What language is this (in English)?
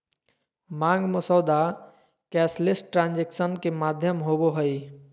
Magahi